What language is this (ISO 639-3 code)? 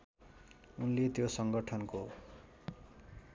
nep